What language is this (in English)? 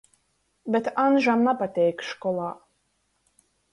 Latgalian